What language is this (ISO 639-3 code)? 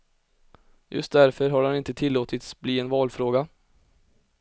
swe